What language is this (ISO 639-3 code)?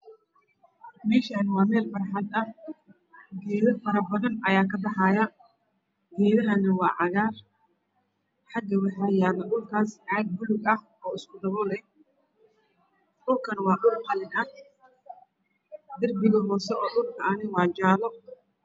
som